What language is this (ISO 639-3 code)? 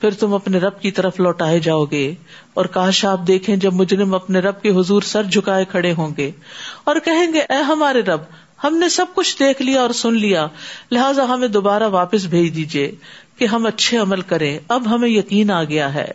urd